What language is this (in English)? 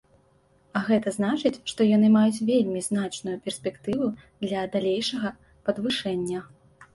Belarusian